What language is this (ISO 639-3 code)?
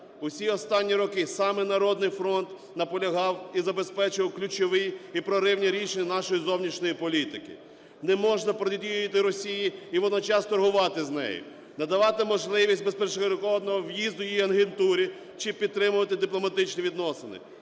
ukr